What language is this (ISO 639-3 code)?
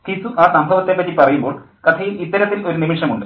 mal